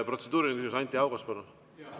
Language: Estonian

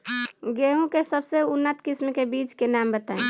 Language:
Bhojpuri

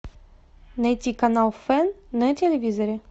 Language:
Russian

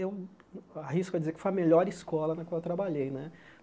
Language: Portuguese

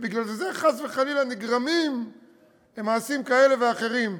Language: Hebrew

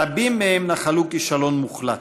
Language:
Hebrew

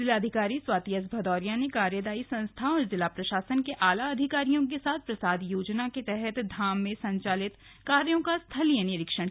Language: Hindi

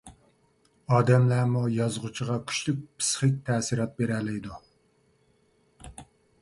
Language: Uyghur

